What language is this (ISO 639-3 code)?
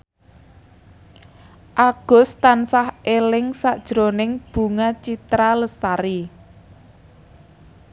jav